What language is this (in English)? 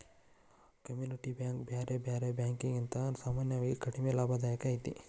Kannada